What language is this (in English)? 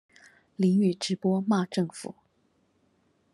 Chinese